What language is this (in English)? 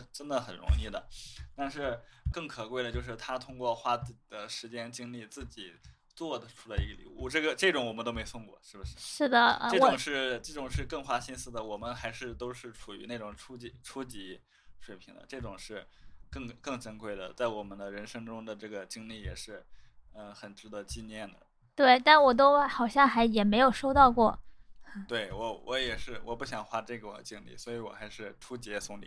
Chinese